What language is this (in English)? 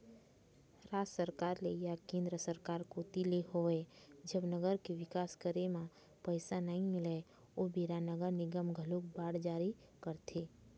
Chhattisgarhi